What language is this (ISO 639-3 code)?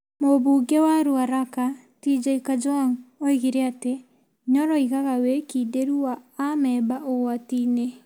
kik